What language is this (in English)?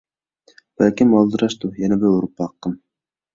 Uyghur